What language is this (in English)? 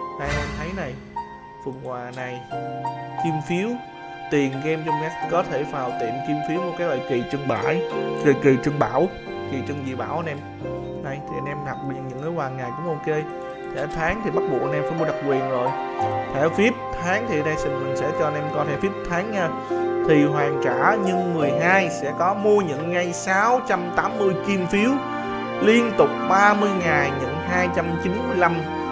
Vietnamese